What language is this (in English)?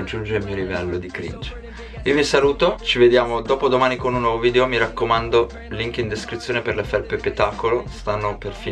Italian